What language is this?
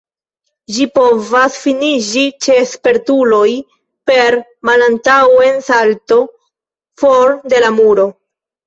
Esperanto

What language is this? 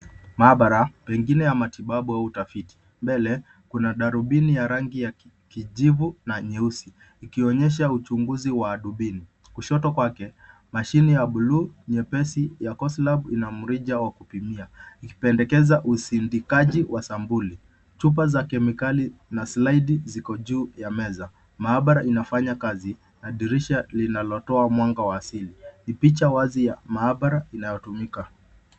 Swahili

